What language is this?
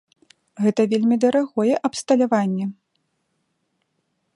Belarusian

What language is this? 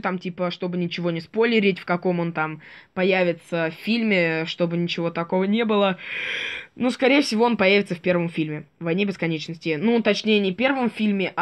Russian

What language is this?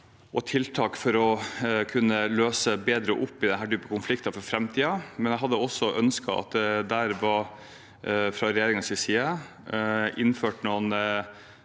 Norwegian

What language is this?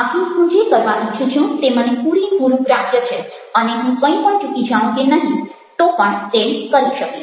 Gujarati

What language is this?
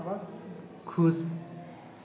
Maithili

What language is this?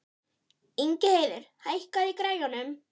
Icelandic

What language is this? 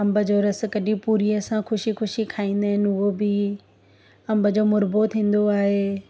Sindhi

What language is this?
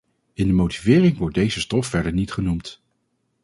Dutch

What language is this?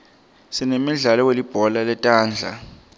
Swati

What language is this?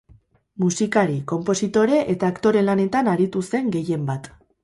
Basque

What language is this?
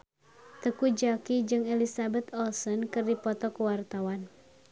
Sundanese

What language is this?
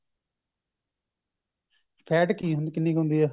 Punjabi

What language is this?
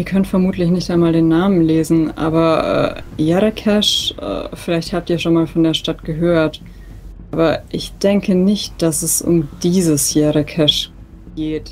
German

